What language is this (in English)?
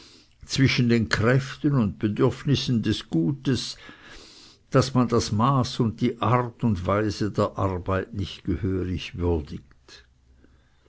German